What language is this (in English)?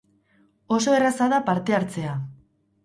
Basque